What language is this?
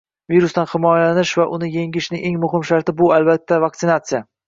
Uzbek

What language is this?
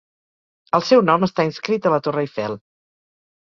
Catalan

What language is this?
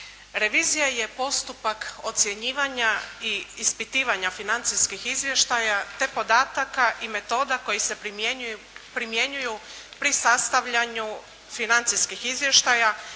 Croatian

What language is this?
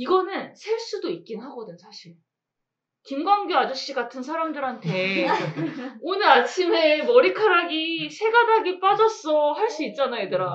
Korean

